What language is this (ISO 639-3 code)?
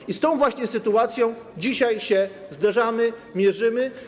pol